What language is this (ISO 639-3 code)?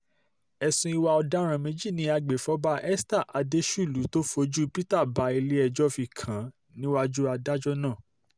yor